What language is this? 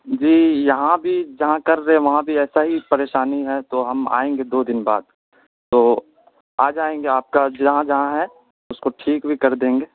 Urdu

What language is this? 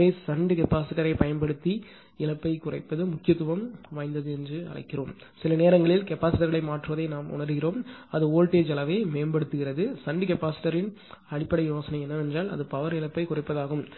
Tamil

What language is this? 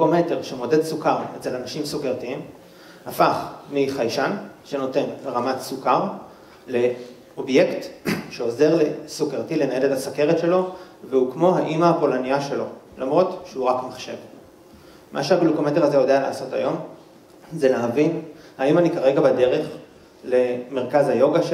Hebrew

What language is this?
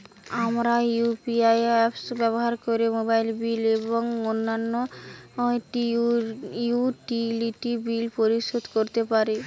Bangla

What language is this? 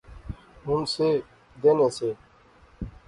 Pahari-Potwari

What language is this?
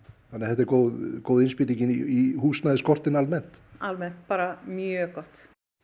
Icelandic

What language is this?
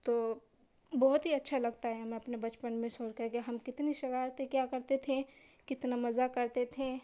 Urdu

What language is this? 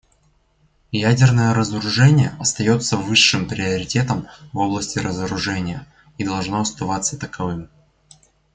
Russian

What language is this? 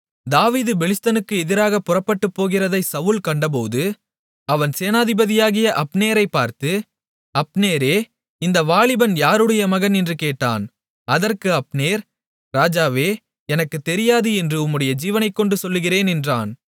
Tamil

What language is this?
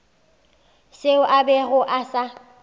Northern Sotho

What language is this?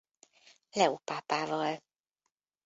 Hungarian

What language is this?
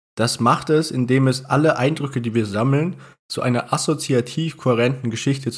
German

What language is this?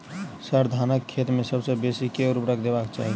Maithili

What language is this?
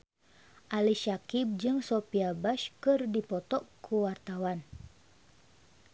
Sundanese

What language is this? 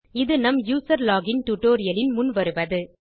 Tamil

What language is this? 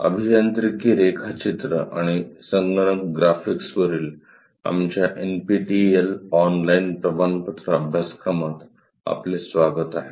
Marathi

